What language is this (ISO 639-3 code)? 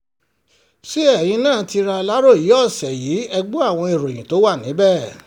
yor